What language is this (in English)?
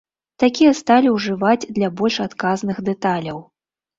Belarusian